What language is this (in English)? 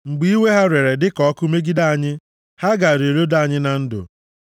Igbo